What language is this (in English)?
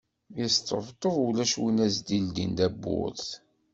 Kabyle